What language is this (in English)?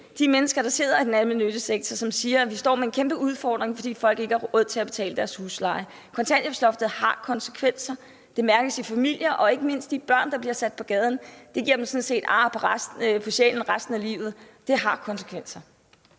Danish